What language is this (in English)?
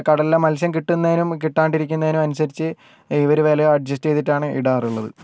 Malayalam